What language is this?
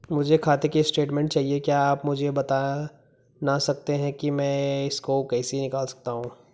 Hindi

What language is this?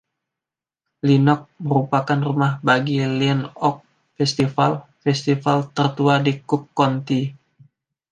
Indonesian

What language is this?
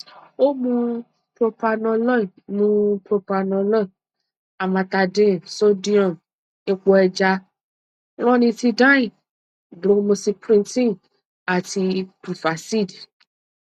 Yoruba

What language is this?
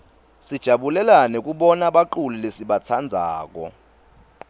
Swati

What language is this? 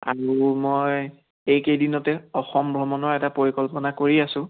Assamese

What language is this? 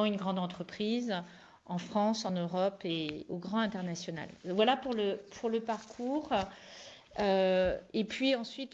French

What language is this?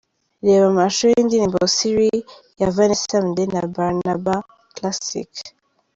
Kinyarwanda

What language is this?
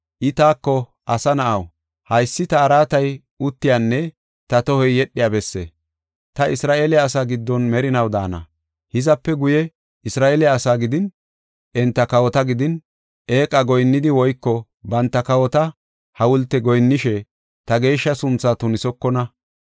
Gofa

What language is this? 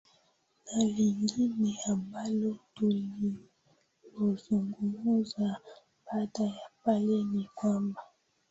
Swahili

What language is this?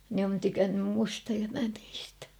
Finnish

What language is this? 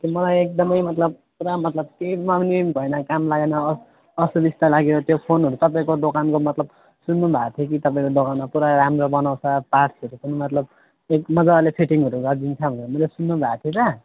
Nepali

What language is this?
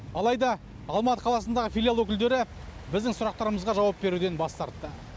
Kazakh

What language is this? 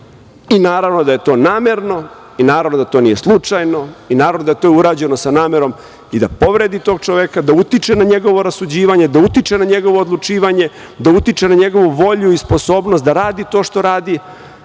Serbian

